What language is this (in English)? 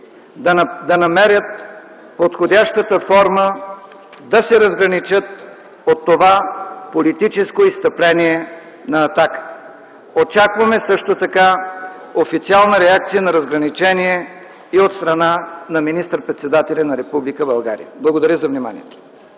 Bulgarian